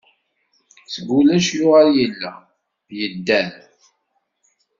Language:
Kabyle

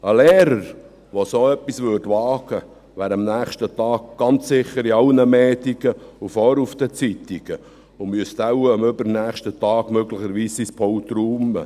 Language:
Swiss German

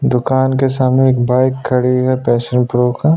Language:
Hindi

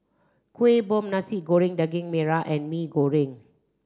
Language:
English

